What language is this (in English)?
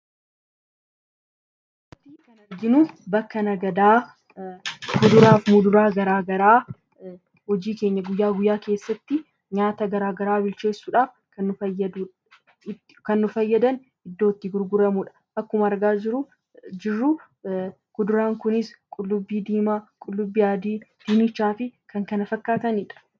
Oromo